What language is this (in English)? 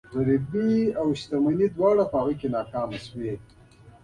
Pashto